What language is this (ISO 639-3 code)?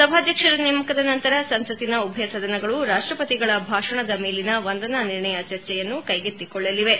kan